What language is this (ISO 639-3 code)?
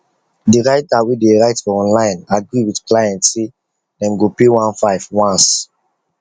pcm